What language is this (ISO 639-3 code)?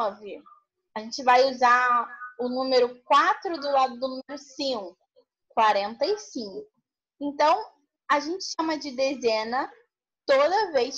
por